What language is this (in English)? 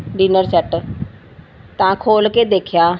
Punjabi